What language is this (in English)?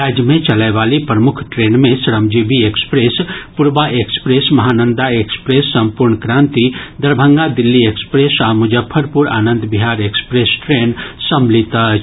Maithili